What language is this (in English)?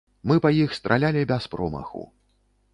Belarusian